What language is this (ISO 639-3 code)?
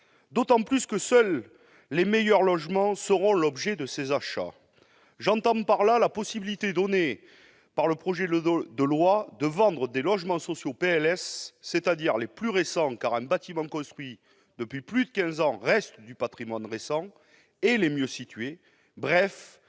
fra